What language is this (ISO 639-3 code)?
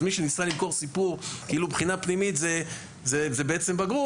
heb